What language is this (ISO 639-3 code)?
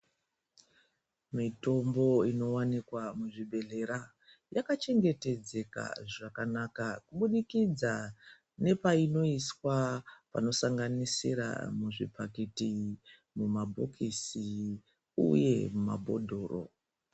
ndc